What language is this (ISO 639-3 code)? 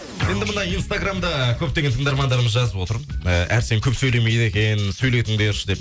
kaz